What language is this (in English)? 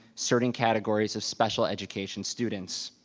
English